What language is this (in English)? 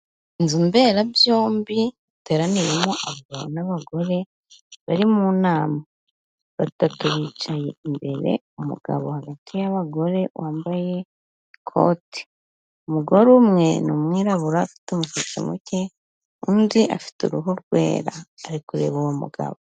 Kinyarwanda